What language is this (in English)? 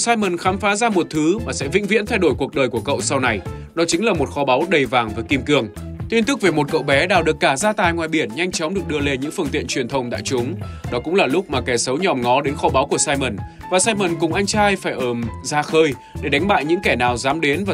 Vietnamese